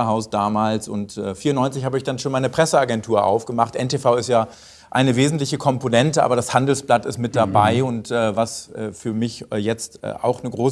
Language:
German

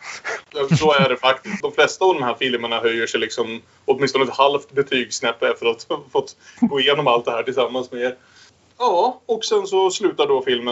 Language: Swedish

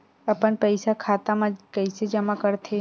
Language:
Chhattisgarhi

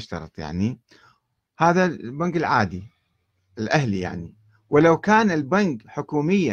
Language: Arabic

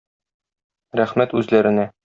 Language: Tatar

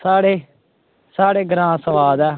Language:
Dogri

